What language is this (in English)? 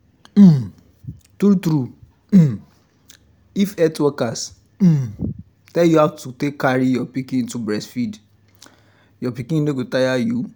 Nigerian Pidgin